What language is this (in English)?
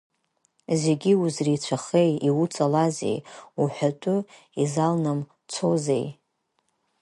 Abkhazian